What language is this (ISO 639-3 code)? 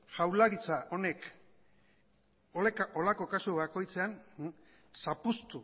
eus